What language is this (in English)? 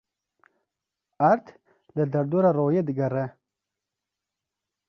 Kurdish